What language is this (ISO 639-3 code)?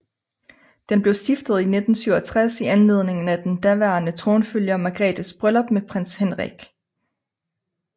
dan